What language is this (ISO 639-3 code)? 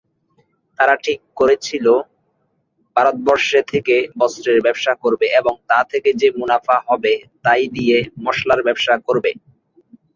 ben